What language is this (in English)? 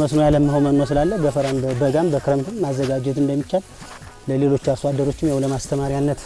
English